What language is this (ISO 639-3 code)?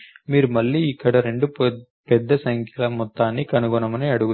tel